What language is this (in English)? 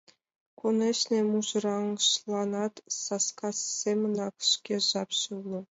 Mari